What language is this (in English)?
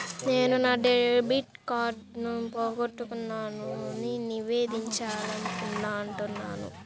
Telugu